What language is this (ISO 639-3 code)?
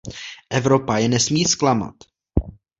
ces